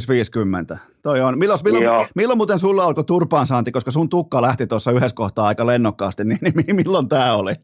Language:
Finnish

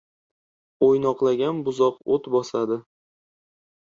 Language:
Uzbek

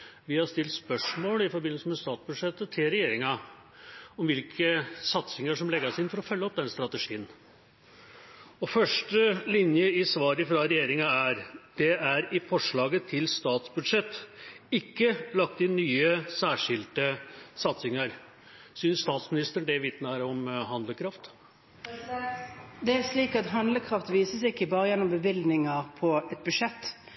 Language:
Norwegian Bokmål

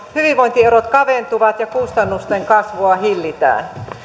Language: Finnish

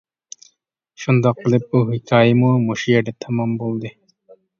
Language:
Uyghur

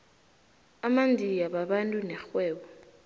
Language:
South Ndebele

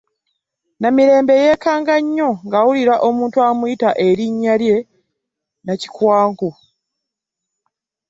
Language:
Ganda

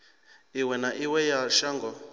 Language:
Venda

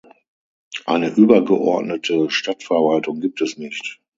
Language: German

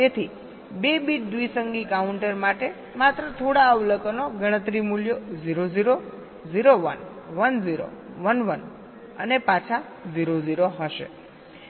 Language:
Gujarati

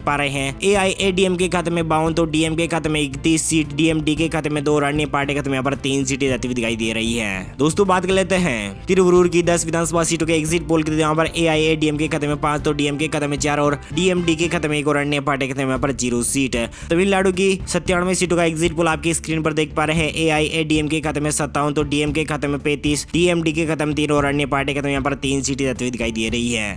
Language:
Hindi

